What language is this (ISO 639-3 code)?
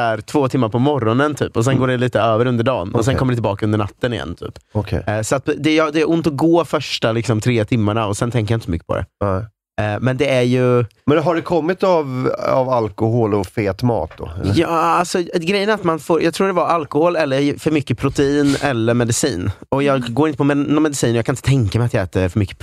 swe